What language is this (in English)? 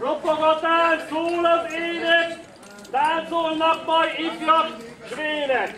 Hungarian